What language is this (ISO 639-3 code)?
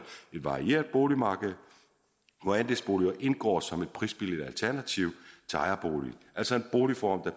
dan